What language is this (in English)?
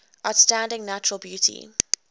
English